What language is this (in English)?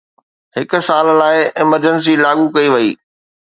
Sindhi